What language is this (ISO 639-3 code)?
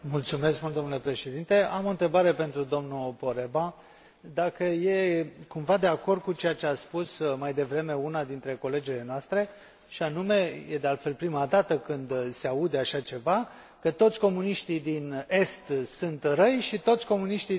ron